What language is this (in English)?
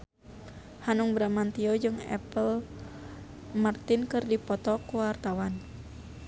Sundanese